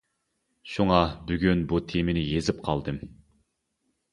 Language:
Uyghur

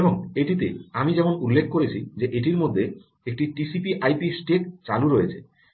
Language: Bangla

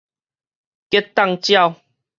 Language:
Min Nan Chinese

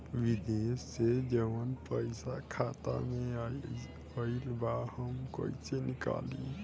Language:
Bhojpuri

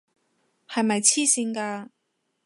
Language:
Cantonese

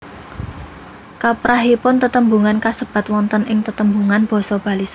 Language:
Javanese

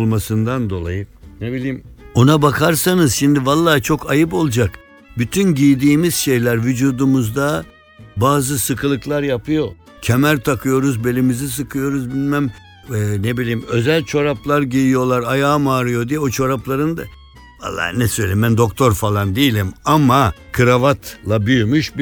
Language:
Turkish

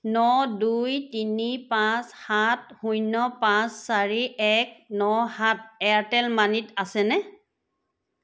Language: Assamese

